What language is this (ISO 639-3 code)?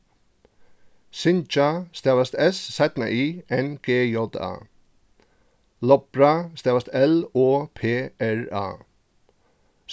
fao